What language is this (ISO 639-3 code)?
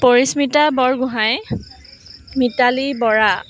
asm